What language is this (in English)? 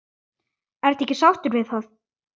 Icelandic